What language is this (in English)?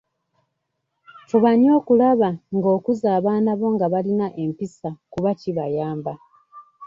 Ganda